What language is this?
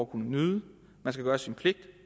Danish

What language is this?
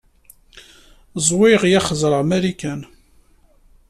Kabyle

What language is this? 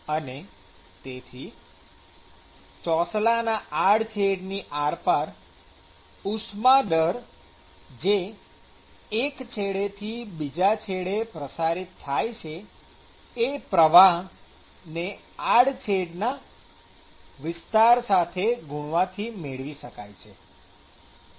Gujarati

